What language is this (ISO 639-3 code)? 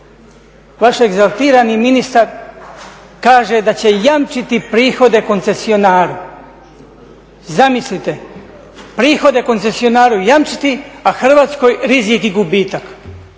hrv